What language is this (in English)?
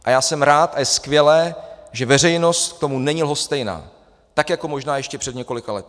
Czech